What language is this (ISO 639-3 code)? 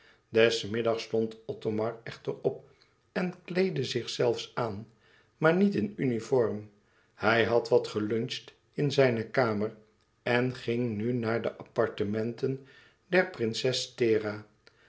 nld